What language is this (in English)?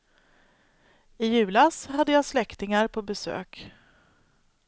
Swedish